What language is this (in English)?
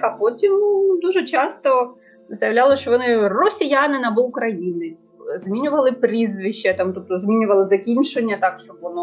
Ukrainian